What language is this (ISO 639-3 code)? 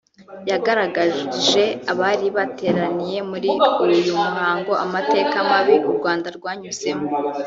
kin